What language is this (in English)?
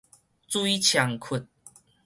Min Nan Chinese